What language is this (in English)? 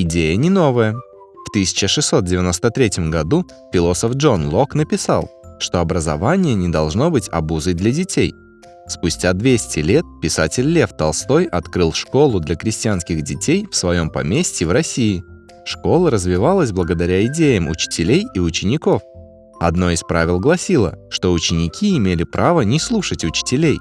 Russian